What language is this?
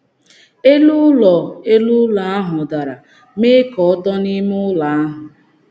Igbo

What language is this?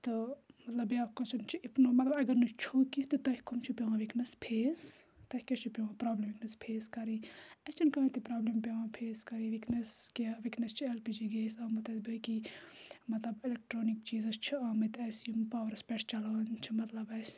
Kashmiri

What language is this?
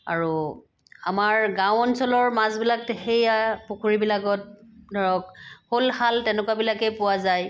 Assamese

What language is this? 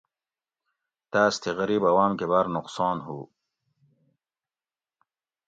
Gawri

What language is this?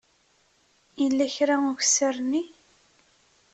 Kabyle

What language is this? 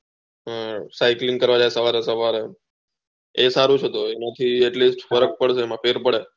Gujarati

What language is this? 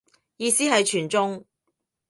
Cantonese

